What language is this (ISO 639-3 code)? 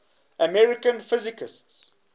eng